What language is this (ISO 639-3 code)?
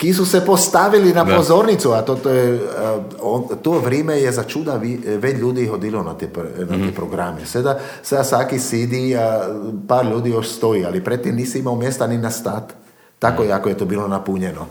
hrv